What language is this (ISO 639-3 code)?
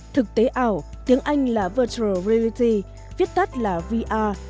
vie